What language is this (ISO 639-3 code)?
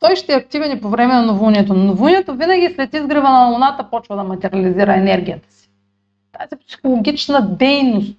bul